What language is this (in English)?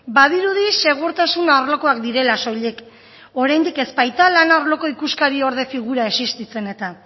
Basque